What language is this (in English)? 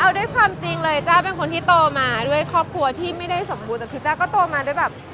Thai